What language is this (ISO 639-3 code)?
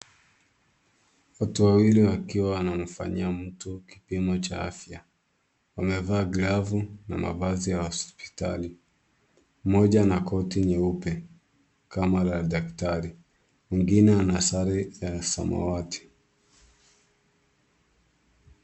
swa